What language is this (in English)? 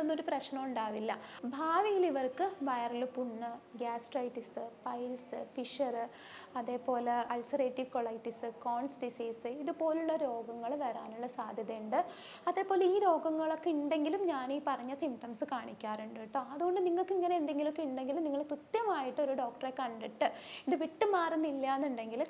Malayalam